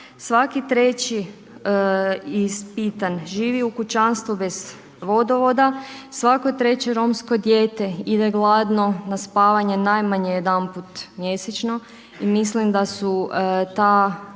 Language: Croatian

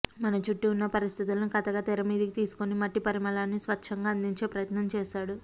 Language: Telugu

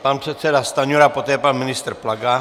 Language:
Czech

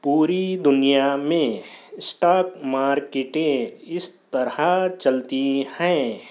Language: Urdu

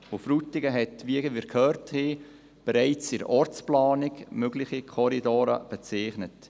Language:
Swiss German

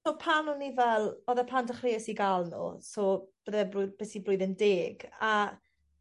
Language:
Welsh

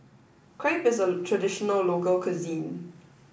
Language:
English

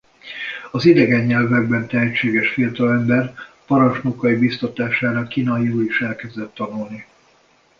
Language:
Hungarian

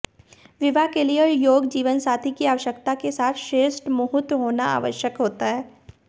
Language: Hindi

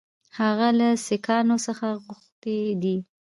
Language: Pashto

